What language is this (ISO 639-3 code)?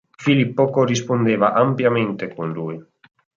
ita